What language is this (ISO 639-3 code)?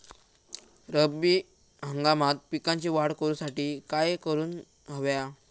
mar